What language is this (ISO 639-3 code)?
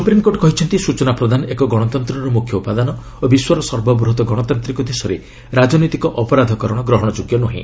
ori